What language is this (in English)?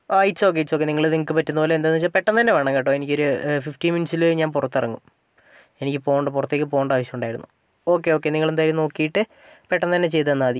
Malayalam